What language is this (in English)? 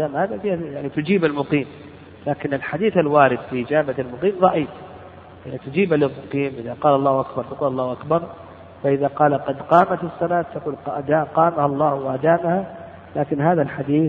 Arabic